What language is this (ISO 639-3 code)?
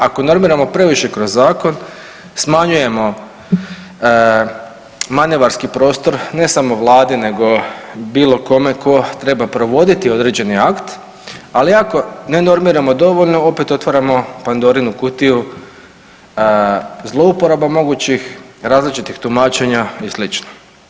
hrv